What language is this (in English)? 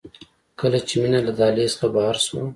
Pashto